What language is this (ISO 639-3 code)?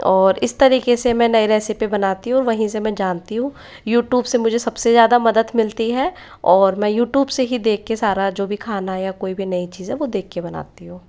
hin